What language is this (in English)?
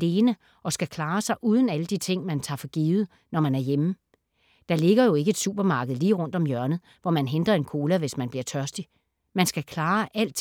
Danish